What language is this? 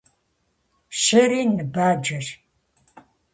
Kabardian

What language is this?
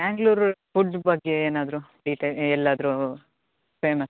Kannada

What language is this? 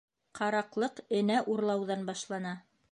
Bashkir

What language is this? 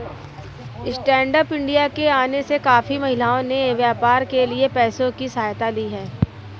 Hindi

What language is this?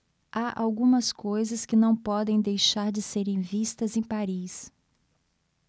Portuguese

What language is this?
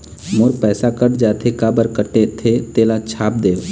Chhattisgarhi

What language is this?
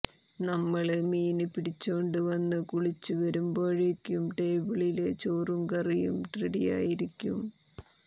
Malayalam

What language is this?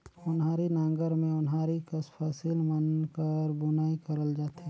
Chhattisgarhi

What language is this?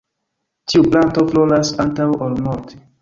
Esperanto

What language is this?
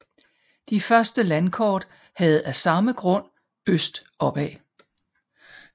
Danish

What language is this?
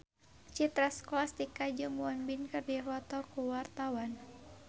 Sundanese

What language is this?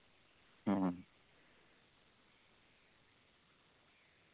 Malayalam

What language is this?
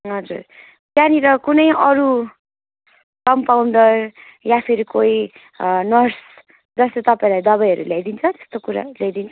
Nepali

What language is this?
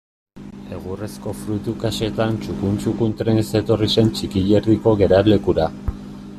Basque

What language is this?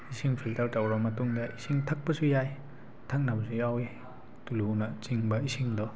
Manipuri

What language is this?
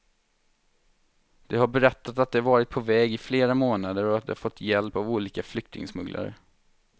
Swedish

